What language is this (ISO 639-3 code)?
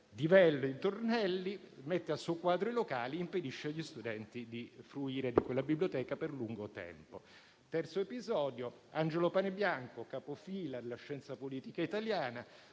ita